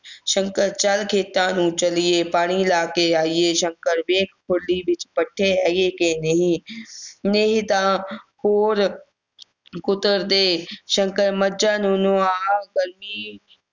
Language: Punjabi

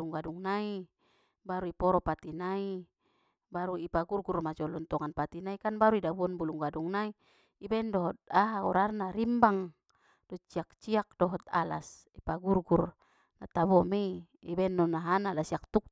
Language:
Batak Mandailing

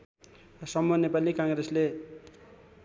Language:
Nepali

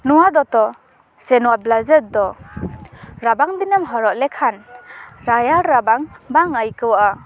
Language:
Santali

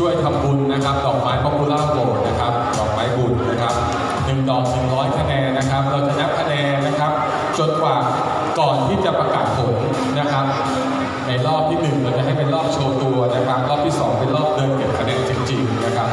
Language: Thai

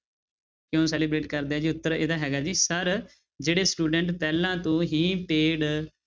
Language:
Punjabi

